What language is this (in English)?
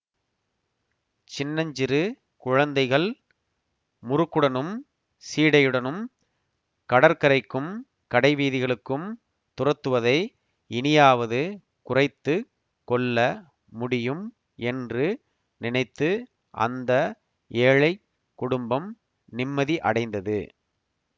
Tamil